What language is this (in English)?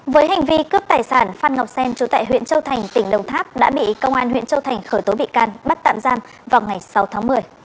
Vietnamese